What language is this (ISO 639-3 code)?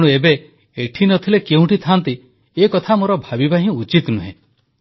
ori